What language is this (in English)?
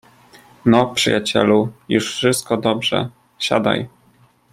Polish